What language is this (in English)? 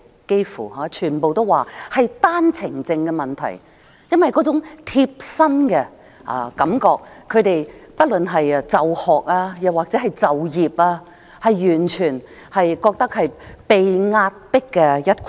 Cantonese